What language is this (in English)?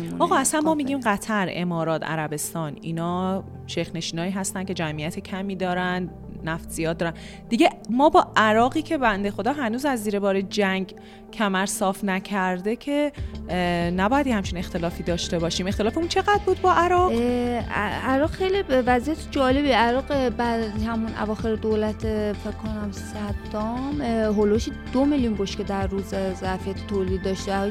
Persian